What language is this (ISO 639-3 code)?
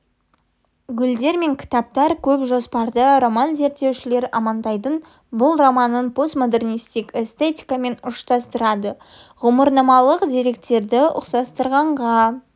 kaz